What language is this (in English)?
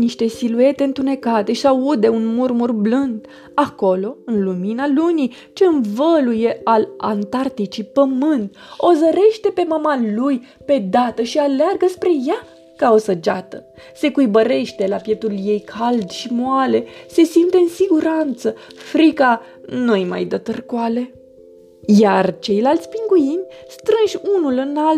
Romanian